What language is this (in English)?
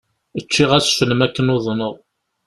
Kabyle